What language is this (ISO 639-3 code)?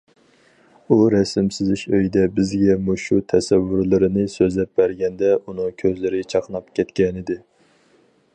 uig